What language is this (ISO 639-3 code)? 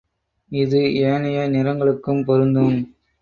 tam